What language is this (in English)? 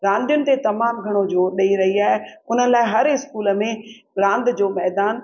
Sindhi